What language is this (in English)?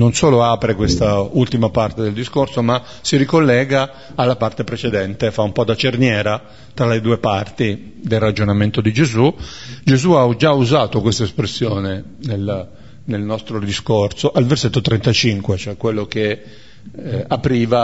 Italian